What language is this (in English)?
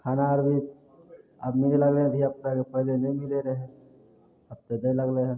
Maithili